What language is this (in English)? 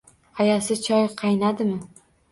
Uzbek